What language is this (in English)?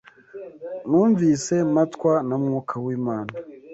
Kinyarwanda